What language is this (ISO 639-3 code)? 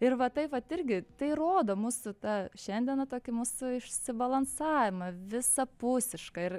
lit